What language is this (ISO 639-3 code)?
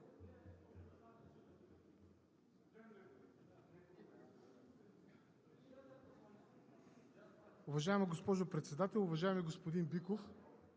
bul